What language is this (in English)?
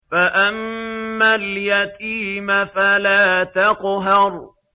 Arabic